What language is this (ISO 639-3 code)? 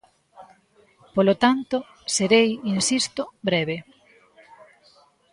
glg